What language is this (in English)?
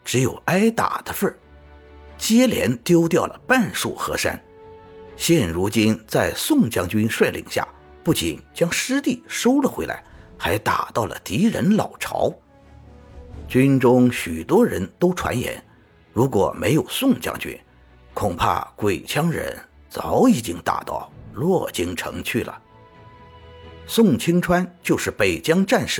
Chinese